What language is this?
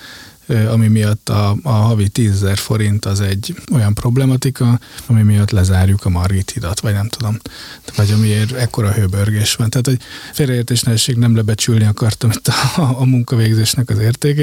Hungarian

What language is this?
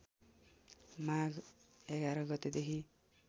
Nepali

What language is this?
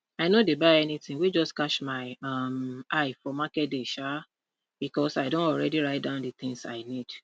Nigerian Pidgin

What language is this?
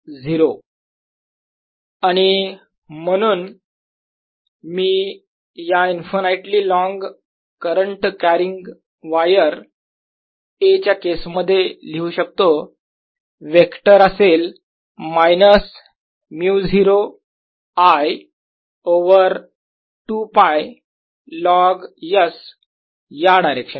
Marathi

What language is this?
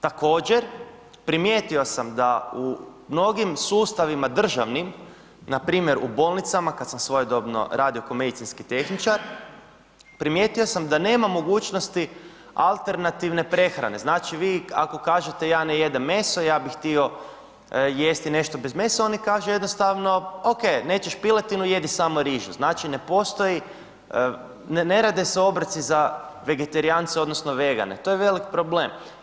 Croatian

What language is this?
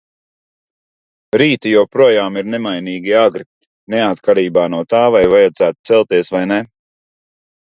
Latvian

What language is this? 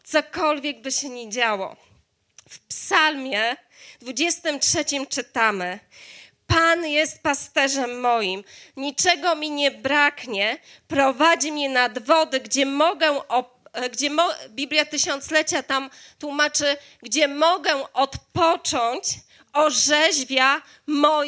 Polish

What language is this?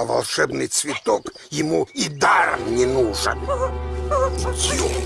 Russian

